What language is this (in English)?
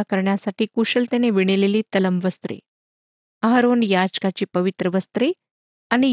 Marathi